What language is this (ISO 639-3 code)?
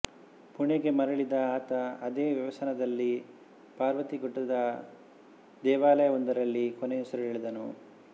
kan